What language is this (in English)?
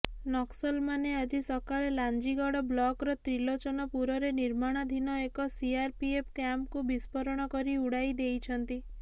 Odia